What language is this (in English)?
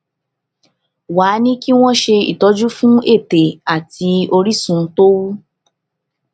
Yoruba